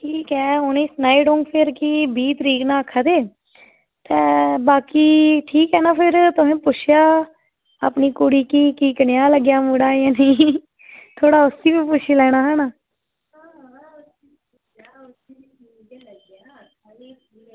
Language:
Dogri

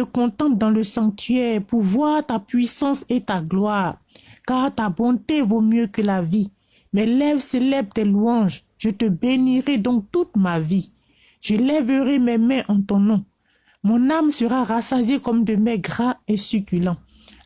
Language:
French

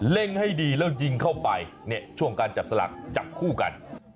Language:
Thai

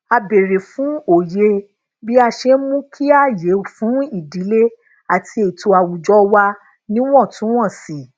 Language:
Yoruba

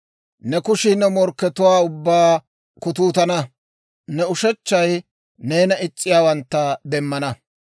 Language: Dawro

